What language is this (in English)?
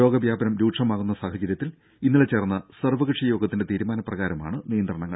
Malayalam